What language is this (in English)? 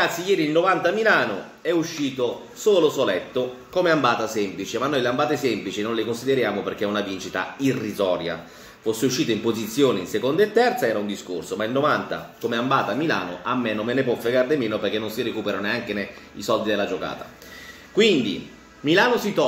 Italian